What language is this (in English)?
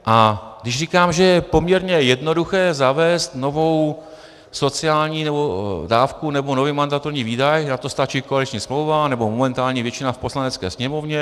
Czech